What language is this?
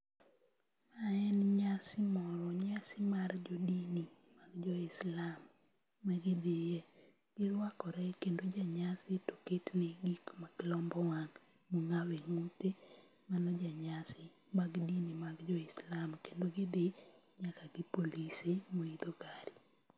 Luo (Kenya and Tanzania)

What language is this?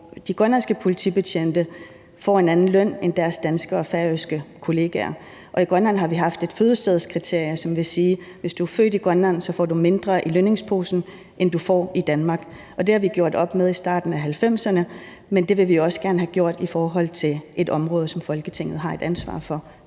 Danish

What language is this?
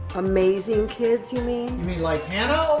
English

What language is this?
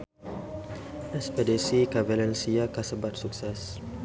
Sundanese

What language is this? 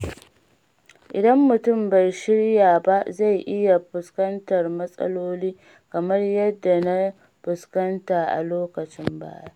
Hausa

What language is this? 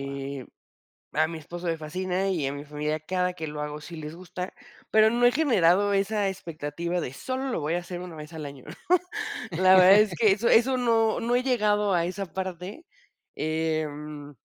Spanish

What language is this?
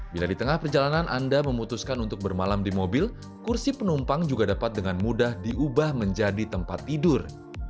Indonesian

